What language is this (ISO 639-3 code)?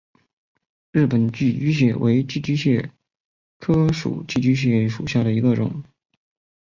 zho